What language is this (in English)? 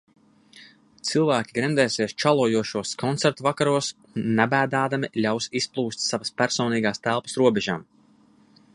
Latvian